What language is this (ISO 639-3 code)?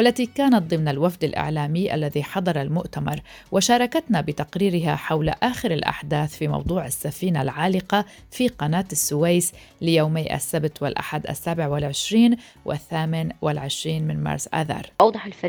ara